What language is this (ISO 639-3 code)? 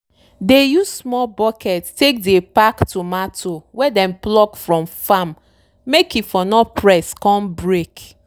pcm